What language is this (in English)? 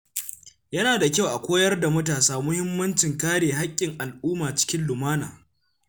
Hausa